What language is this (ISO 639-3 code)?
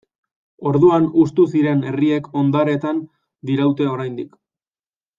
eus